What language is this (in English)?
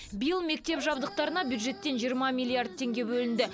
Kazakh